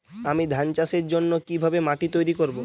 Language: Bangla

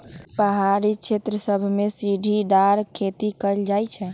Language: Magahi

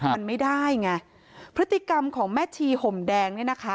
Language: Thai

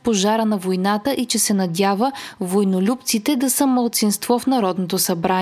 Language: Bulgarian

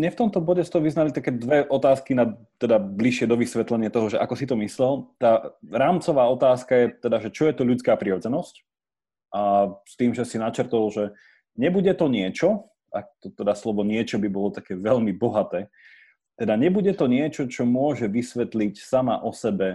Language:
Slovak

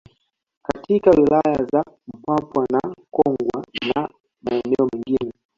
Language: Swahili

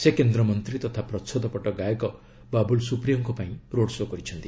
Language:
Odia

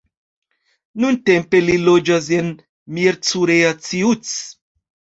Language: Esperanto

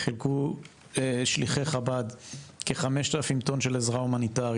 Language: Hebrew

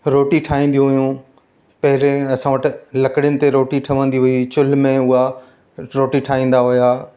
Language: Sindhi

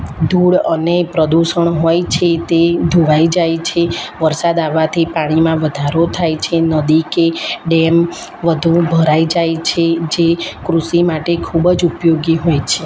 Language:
Gujarati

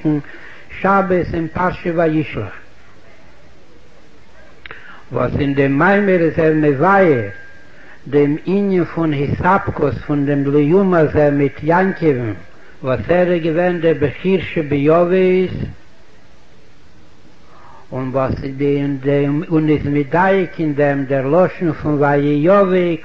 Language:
Hebrew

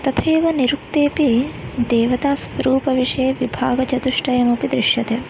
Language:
Sanskrit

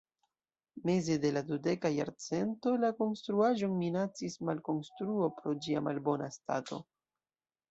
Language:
Esperanto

